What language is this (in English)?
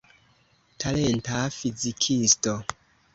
Esperanto